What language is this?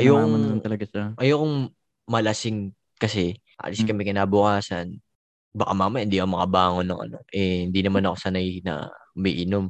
Filipino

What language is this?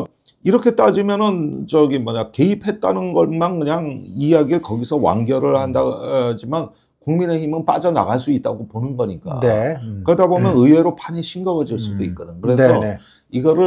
Korean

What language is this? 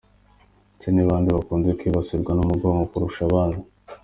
Kinyarwanda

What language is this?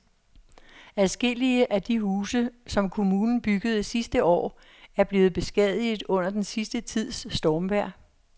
Danish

